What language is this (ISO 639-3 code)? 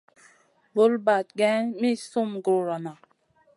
mcn